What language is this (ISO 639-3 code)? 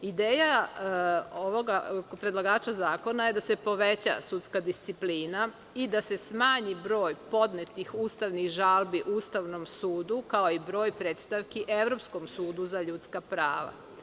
srp